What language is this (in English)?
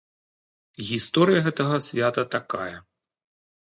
Belarusian